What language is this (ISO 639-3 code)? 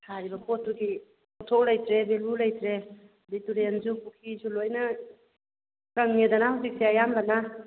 mni